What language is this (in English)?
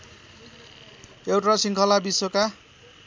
Nepali